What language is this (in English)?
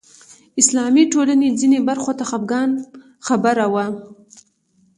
Pashto